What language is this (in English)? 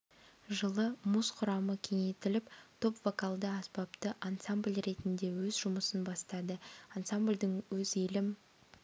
Kazakh